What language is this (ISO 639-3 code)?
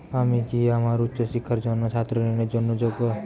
ben